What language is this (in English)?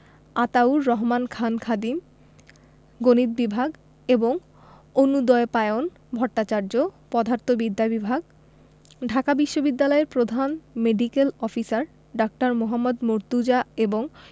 Bangla